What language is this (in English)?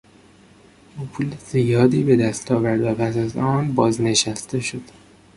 Persian